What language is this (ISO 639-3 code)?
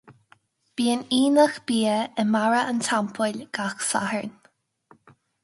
gle